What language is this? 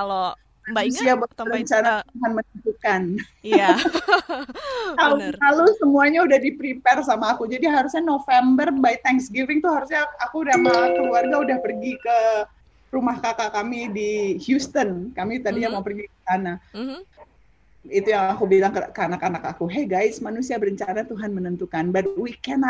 Indonesian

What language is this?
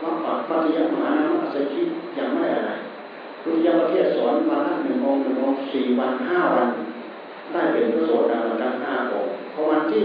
Thai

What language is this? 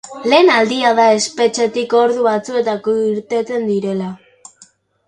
Basque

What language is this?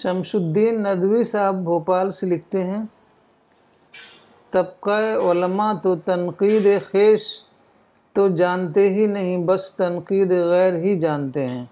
Urdu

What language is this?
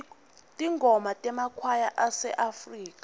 Swati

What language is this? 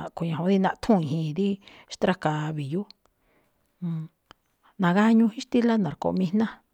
Malinaltepec Me'phaa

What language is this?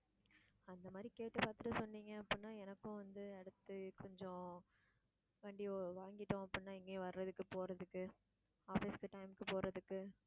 Tamil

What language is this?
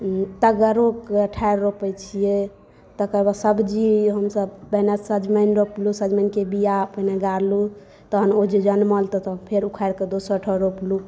Maithili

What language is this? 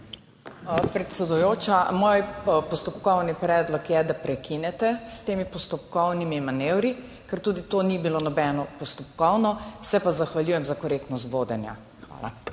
Slovenian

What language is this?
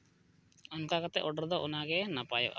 Santali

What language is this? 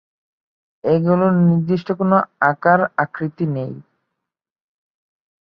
Bangla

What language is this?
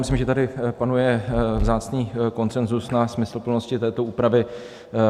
Czech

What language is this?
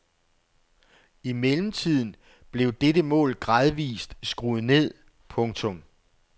Danish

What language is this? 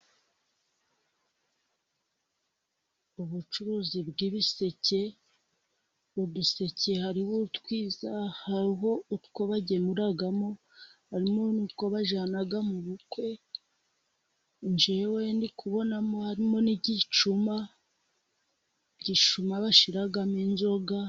Kinyarwanda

